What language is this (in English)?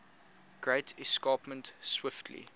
English